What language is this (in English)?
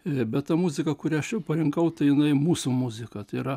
Lithuanian